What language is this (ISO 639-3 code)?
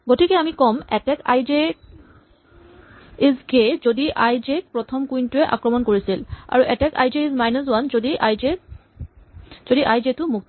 asm